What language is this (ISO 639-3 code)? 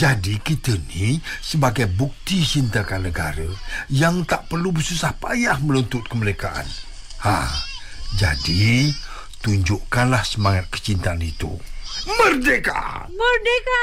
msa